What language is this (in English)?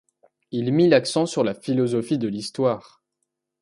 French